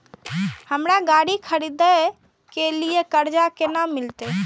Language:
Maithili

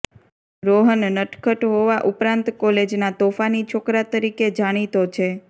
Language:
Gujarati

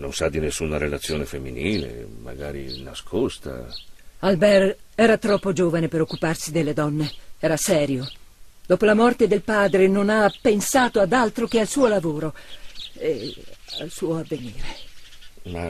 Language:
Italian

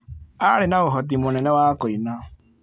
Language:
Kikuyu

